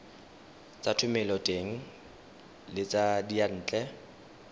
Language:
Tswana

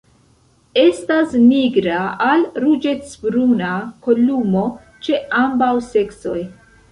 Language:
Esperanto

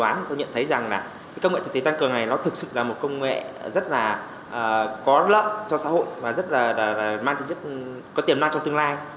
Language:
Vietnamese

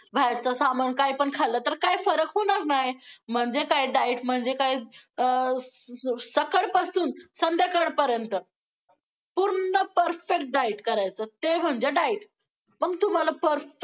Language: Marathi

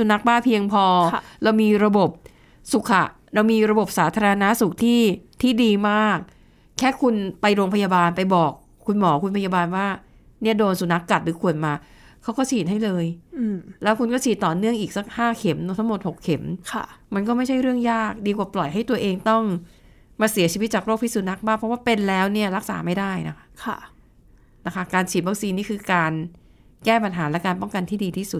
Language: Thai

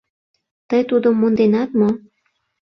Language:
Mari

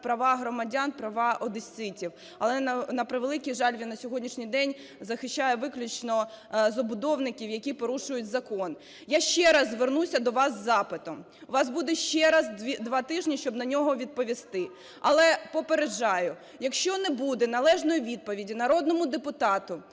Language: Ukrainian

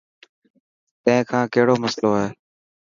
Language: Dhatki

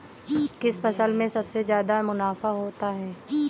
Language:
Hindi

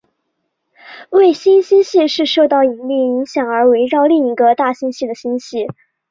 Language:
Chinese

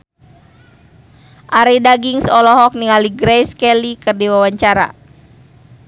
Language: Sundanese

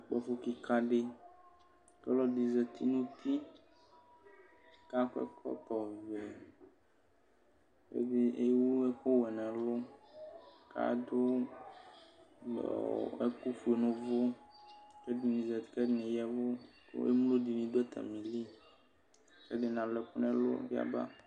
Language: Ikposo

